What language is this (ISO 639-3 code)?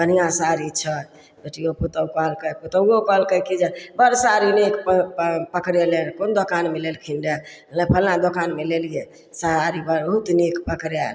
mai